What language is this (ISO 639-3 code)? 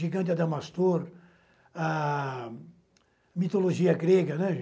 por